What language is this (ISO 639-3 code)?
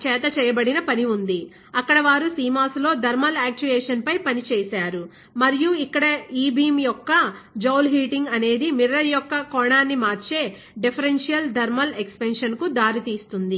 tel